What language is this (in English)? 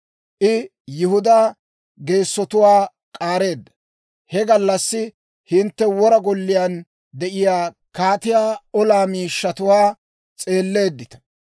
Dawro